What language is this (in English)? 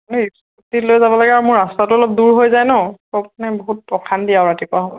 Assamese